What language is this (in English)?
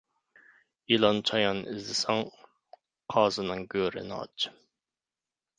Uyghur